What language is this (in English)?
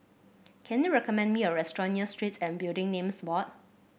English